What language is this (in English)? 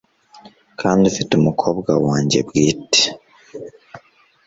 Kinyarwanda